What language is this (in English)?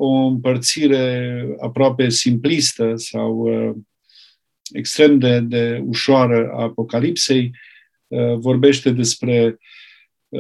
Romanian